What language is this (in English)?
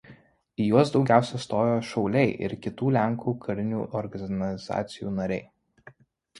Lithuanian